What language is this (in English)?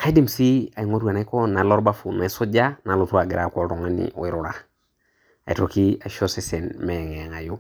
Masai